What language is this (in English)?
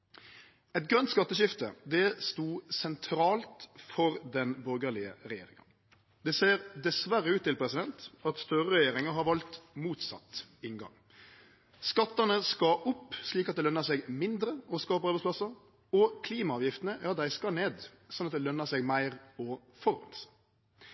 Norwegian Nynorsk